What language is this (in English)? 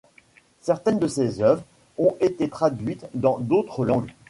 French